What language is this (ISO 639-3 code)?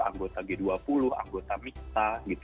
ind